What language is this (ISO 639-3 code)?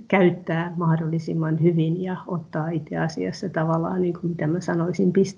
fin